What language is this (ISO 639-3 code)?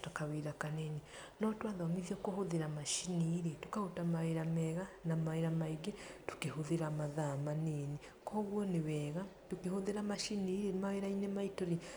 kik